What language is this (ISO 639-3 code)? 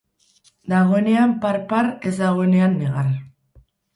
eus